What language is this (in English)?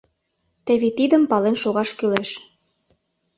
Mari